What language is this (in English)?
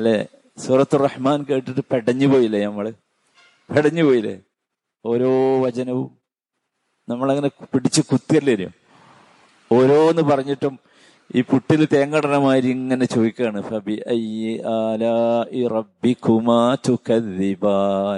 Malayalam